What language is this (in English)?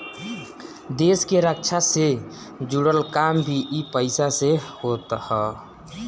Bhojpuri